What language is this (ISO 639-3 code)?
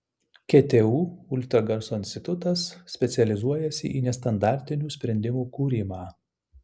lit